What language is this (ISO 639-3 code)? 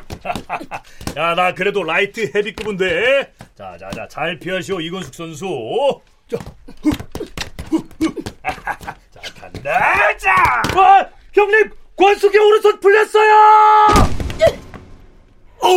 kor